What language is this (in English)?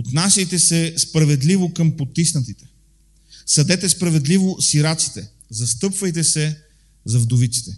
Bulgarian